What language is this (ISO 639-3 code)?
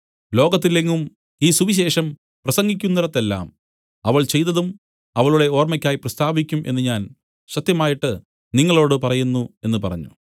mal